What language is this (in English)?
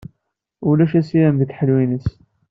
Kabyle